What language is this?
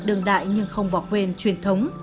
Vietnamese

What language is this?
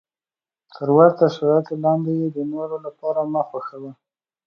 Pashto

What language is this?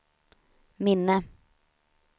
Swedish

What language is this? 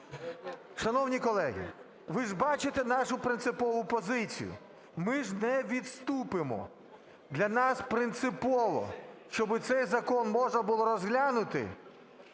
Ukrainian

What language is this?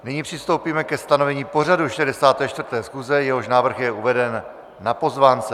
Czech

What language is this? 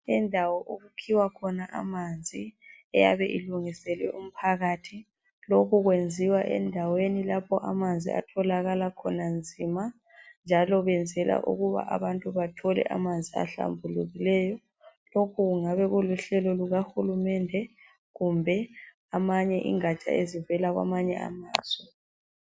North Ndebele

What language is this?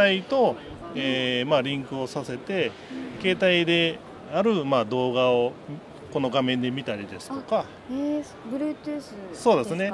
Japanese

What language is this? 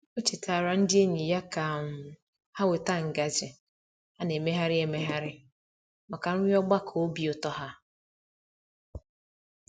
Igbo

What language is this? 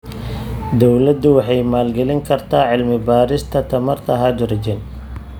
Somali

